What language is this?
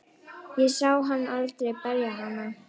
Icelandic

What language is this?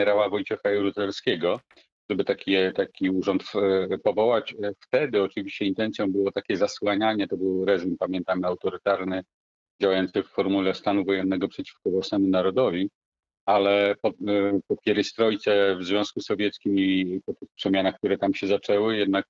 Polish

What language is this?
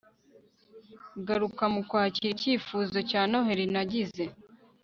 Kinyarwanda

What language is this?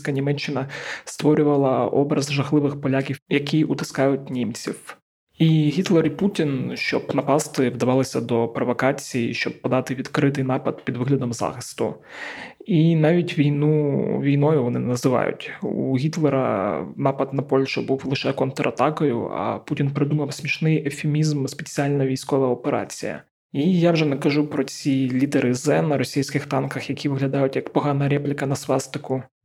Ukrainian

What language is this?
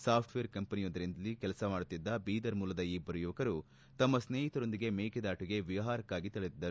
Kannada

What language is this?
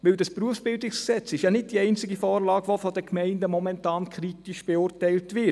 Swiss German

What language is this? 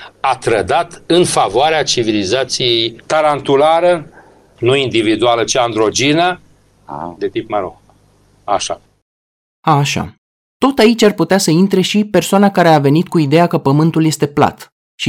Romanian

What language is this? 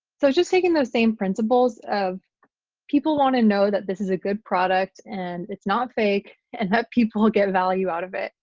English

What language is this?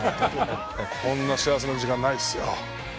Japanese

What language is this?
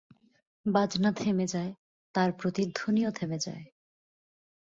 Bangla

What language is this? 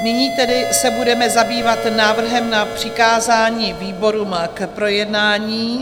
Czech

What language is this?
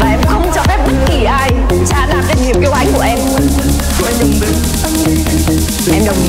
Vietnamese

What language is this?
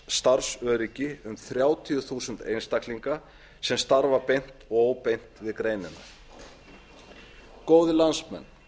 Icelandic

